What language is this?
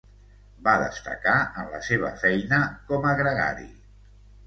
Catalan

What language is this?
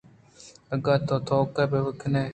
Eastern Balochi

